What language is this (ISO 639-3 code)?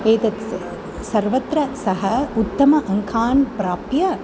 san